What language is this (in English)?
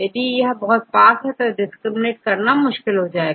Hindi